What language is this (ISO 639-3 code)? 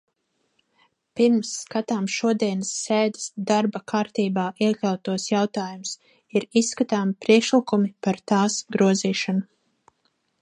lav